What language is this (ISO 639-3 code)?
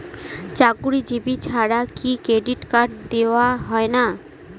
ben